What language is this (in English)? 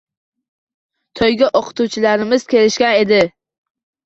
Uzbek